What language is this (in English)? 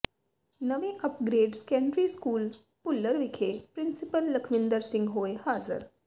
Punjabi